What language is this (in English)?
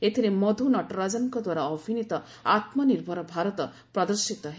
Odia